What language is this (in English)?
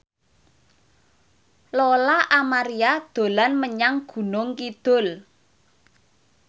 Javanese